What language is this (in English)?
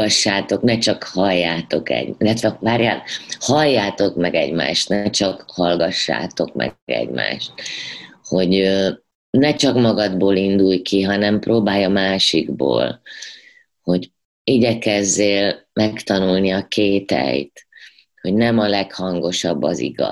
Hungarian